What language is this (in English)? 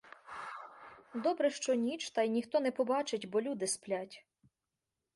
Ukrainian